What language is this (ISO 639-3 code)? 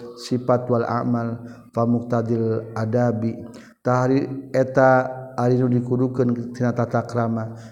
msa